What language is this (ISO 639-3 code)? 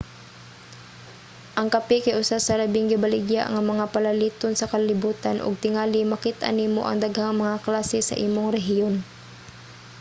ceb